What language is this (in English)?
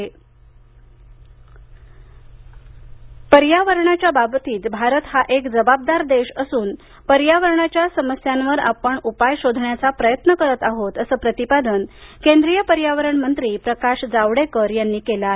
Marathi